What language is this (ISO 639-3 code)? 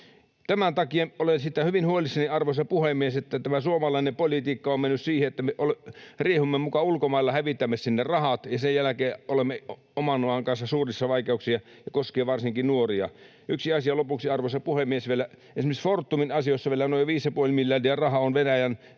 fin